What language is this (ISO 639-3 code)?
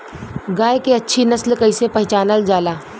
bho